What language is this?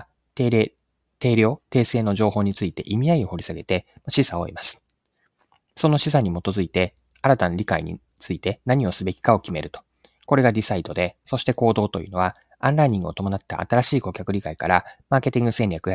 Japanese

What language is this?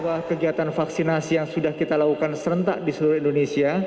Indonesian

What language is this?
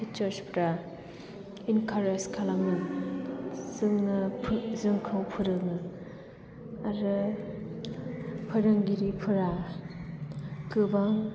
Bodo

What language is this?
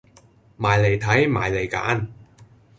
Cantonese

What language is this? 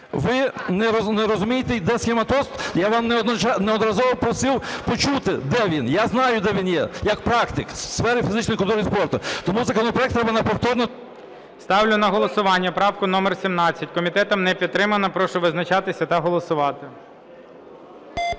Ukrainian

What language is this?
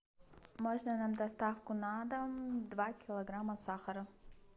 Russian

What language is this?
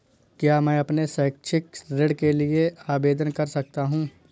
Hindi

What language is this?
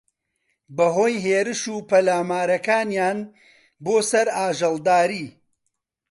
Central Kurdish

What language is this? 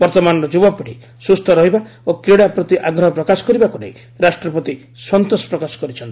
Odia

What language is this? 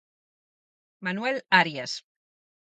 Galician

